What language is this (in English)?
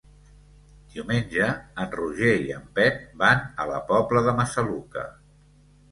Catalan